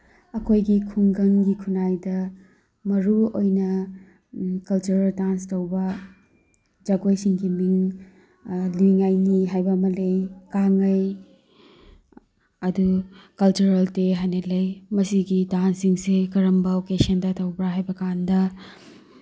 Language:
Manipuri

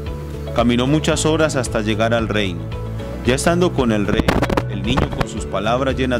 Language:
Spanish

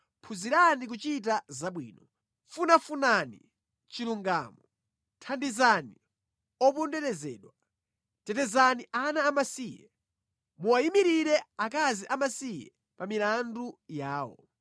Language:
Nyanja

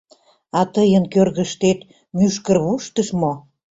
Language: Mari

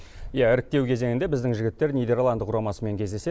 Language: Kazakh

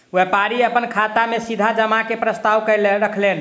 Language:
Maithili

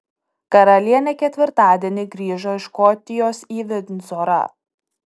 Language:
Lithuanian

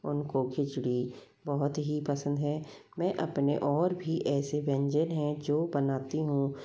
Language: Hindi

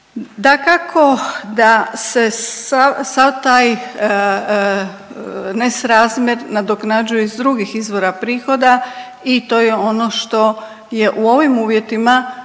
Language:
Croatian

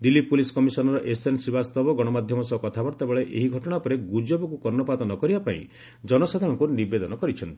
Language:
Odia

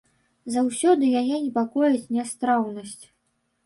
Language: Belarusian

